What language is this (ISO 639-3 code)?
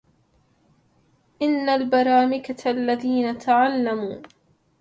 ara